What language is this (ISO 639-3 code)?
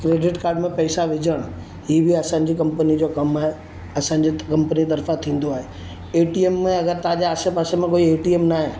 snd